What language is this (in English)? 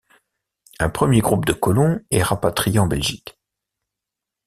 French